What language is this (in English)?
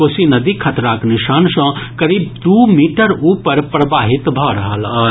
Maithili